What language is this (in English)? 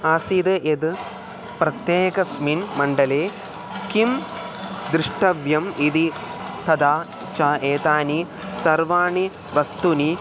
Sanskrit